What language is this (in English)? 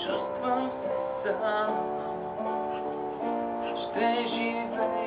Bulgarian